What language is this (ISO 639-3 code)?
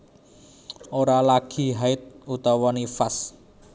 jav